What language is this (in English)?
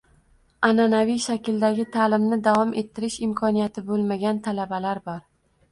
Uzbek